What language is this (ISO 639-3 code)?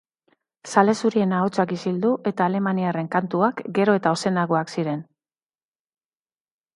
eus